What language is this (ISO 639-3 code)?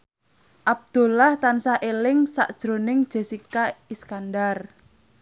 jav